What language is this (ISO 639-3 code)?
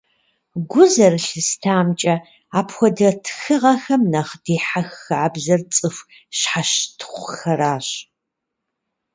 kbd